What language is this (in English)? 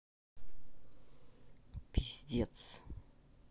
Russian